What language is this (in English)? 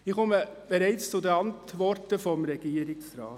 Swiss German